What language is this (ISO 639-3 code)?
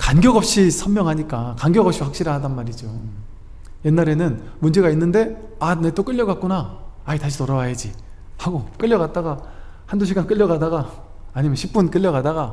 kor